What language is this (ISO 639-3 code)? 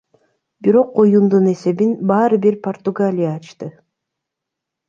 kir